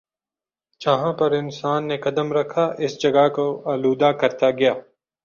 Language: Urdu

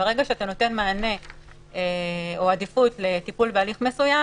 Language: Hebrew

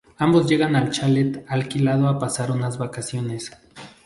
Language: Spanish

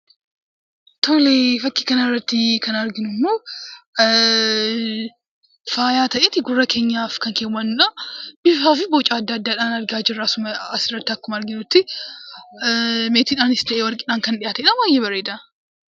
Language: Oromo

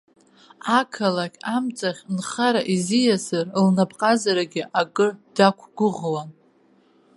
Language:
Abkhazian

